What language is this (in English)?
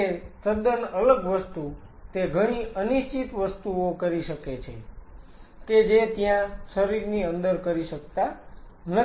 Gujarati